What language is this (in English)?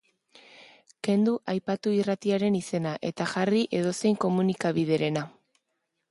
Basque